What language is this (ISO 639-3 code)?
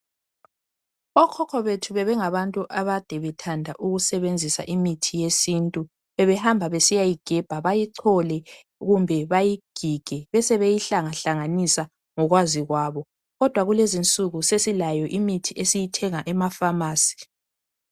nde